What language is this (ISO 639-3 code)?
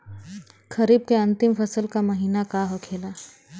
bho